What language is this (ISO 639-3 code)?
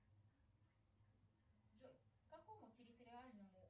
rus